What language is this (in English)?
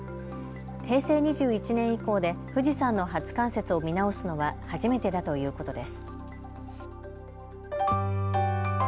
Japanese